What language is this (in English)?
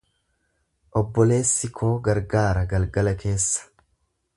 Oromo